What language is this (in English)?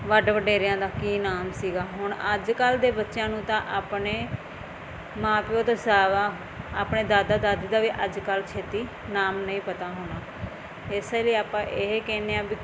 Punjabi